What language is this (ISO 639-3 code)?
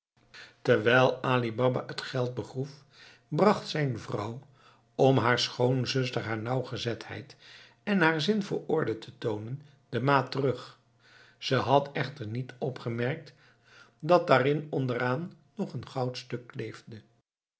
nld